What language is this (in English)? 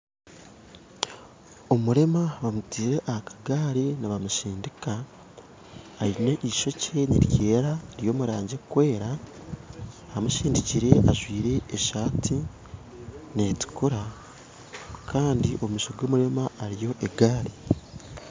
Nyankole